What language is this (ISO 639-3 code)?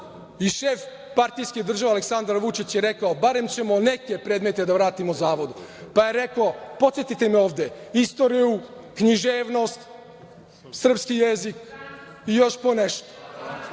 srp